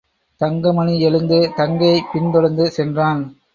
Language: Tamil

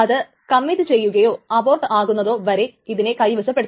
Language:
Malayalam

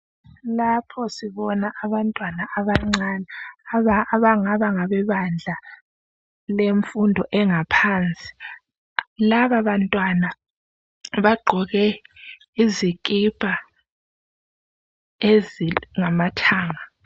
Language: North Ndebele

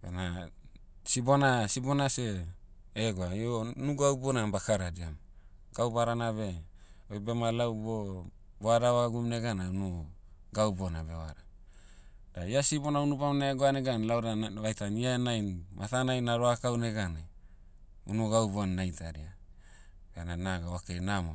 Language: Motu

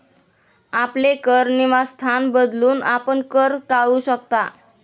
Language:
Marathi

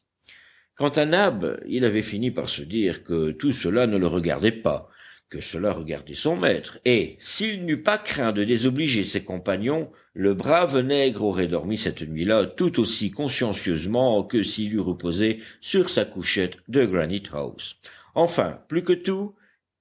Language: French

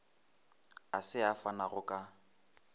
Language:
Northern Sotho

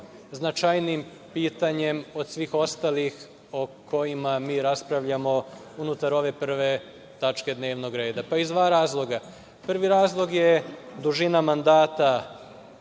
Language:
Serbian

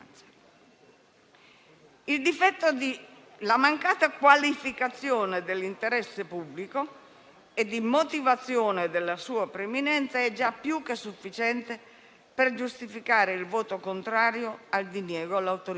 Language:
Italian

